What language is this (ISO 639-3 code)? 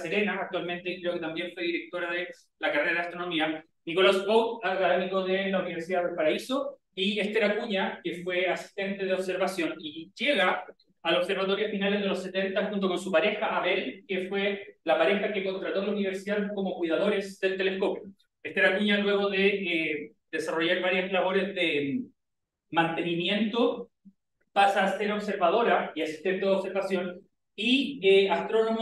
spa